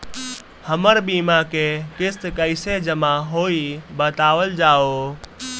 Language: Bhojpuri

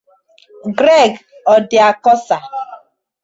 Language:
Igbo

